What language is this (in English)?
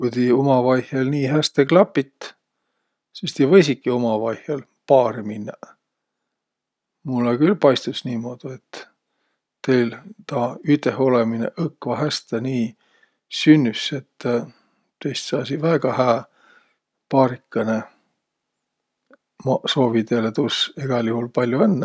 Võro